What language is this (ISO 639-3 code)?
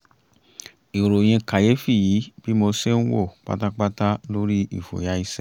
yor